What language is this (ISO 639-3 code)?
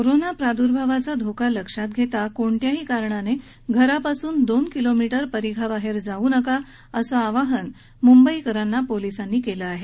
mar